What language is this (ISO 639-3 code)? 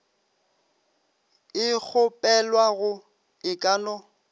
nso